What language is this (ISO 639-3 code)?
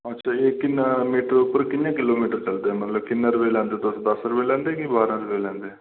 doi